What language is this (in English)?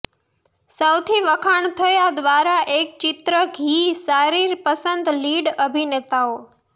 Gujarati